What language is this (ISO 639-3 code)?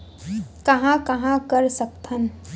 hne